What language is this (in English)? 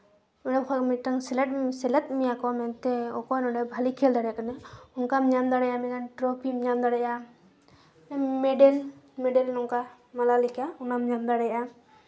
Santali